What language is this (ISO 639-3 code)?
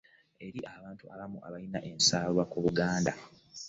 lug